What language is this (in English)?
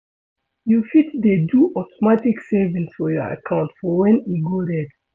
Nigerian Pidgin